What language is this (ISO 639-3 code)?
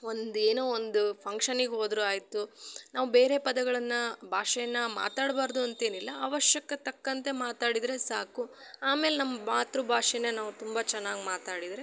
kan